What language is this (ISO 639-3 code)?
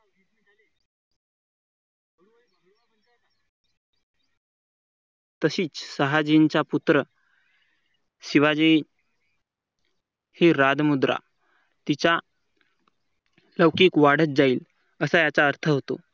mar